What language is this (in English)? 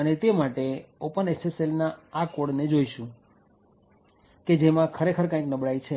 Gujarati